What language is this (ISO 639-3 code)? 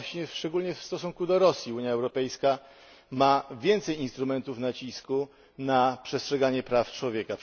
pol